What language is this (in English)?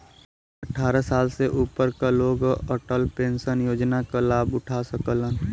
Bhojpuri